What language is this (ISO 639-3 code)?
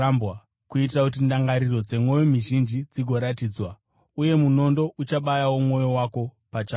sna